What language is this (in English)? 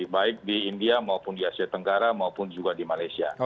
Indonesian